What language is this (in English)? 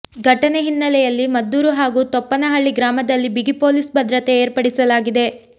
Kannada